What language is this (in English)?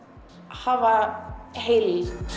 Icelandic